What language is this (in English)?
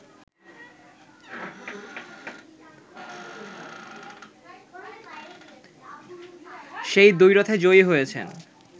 Bangla